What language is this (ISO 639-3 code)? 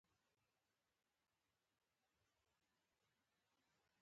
pus